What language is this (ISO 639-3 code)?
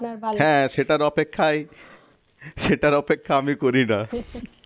ben